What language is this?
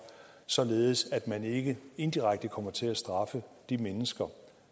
Danish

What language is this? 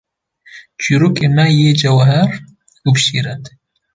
Kurdish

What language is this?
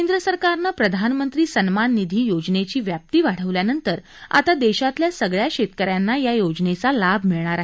Marathi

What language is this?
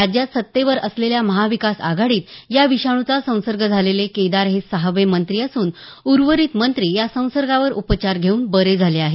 Marathi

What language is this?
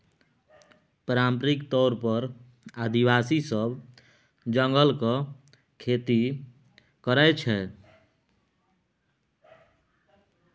Maithili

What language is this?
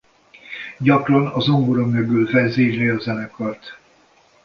Hungarian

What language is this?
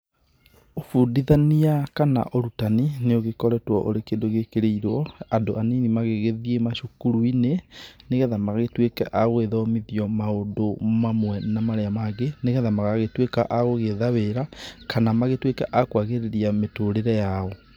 Kikuyu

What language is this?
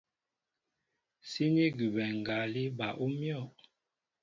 Mbo (Cameroon)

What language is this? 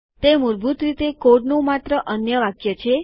Gujarati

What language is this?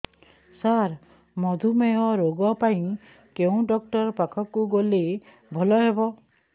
Odia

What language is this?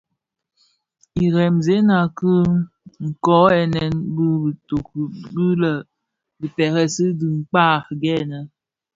Bafia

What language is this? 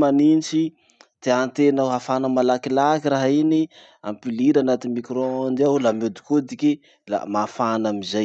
Masikoro Malagasy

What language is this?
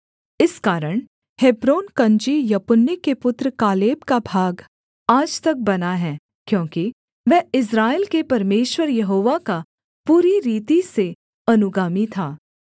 Hindi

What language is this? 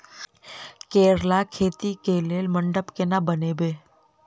Maithili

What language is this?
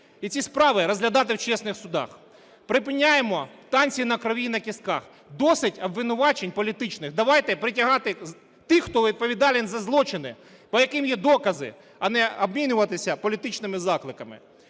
Ukrainian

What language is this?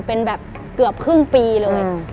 Thai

